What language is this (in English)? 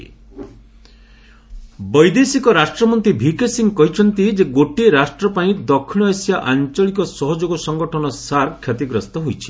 Odia